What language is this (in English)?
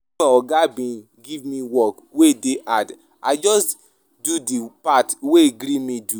Nigerian Pidgin